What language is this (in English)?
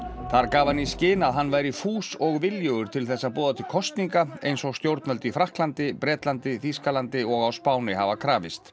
Icelandic